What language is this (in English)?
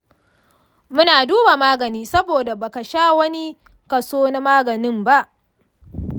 Hausa